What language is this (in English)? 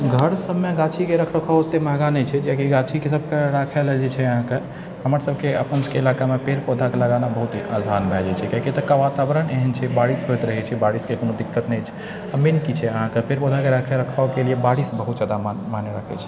Maithili